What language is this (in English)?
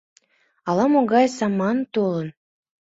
Mari